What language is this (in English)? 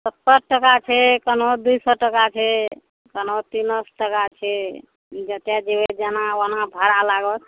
Maithili